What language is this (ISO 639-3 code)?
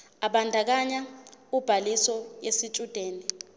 zul